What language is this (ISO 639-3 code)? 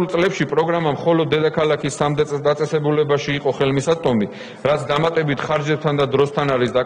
ron